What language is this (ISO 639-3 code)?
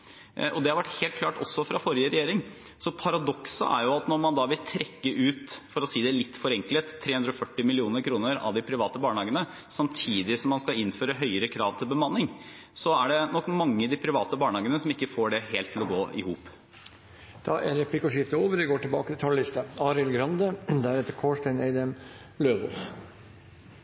nor